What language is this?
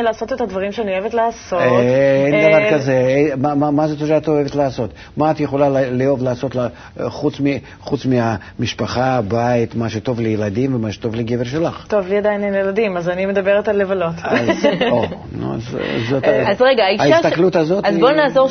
Hebrew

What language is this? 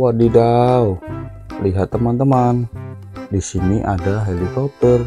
Indonesian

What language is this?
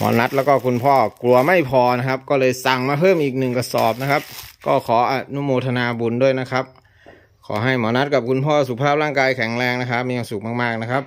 Thai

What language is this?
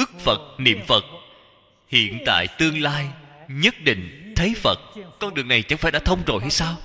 Vietnamese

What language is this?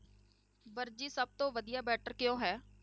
Punjabi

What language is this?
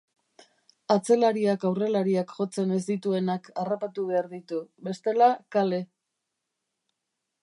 Basque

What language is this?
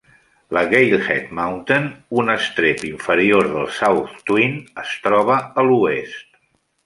Catalan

